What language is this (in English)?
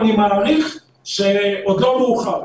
Hebrew